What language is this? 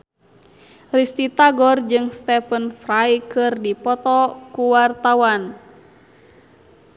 Sundanese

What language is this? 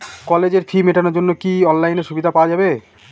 Bangla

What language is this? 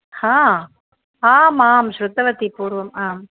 Sanskrit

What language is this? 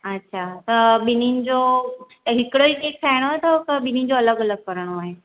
Sindhi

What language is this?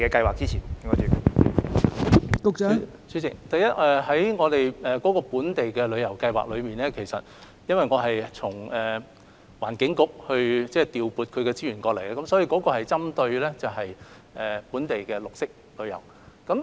Cantonese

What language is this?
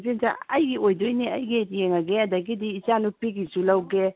Manipuri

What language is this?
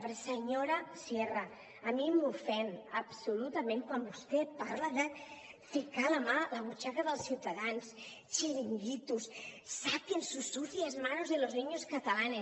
Catalan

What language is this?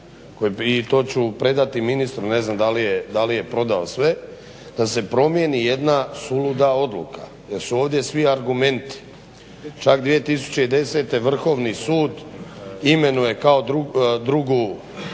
Croatian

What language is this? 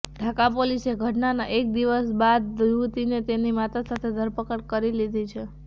Gujarati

